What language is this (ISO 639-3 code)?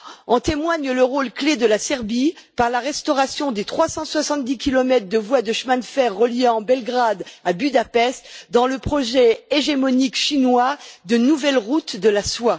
fra